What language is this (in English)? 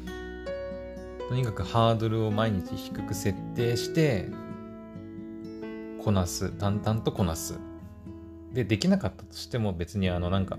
Japanese